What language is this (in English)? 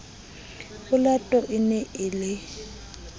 Southern Sotho